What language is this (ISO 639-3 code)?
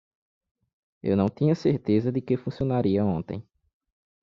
por